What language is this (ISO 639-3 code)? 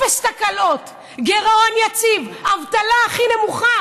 heb